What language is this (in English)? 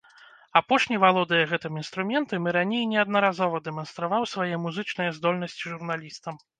Belarusian